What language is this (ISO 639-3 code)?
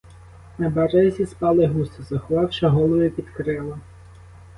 ukr